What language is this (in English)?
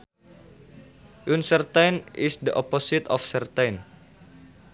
Sundanese